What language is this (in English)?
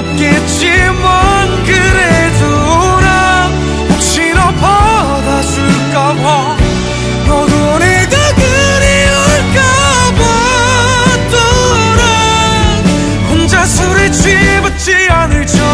Korean